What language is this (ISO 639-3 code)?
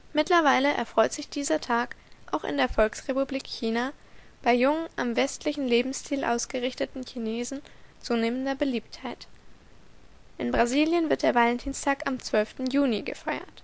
deu